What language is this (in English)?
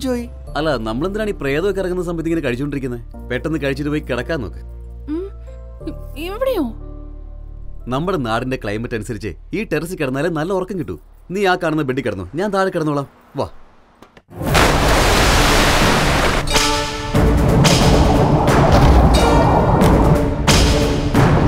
Malayalam